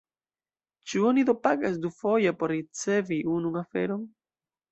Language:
Esperanto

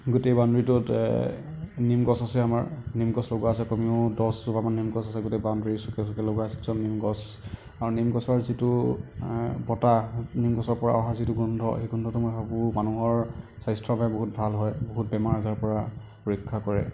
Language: Assamese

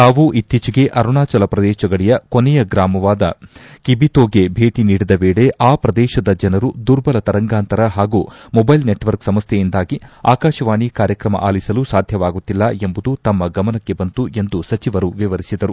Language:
Kannada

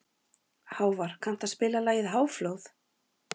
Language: Icelandic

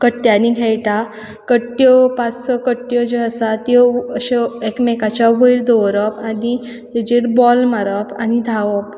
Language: Konkani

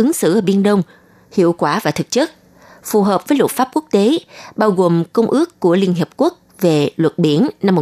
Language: Vietnamese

